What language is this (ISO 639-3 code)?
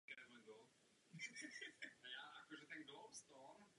ces